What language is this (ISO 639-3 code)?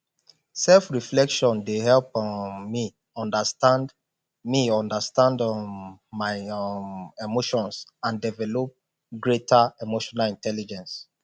pcm